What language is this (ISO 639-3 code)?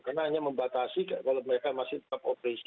ind